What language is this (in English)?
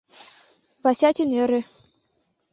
Mari